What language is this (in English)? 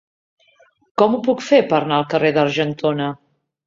Catalan